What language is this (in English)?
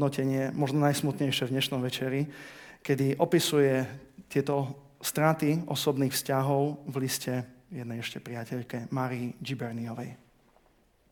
Slovak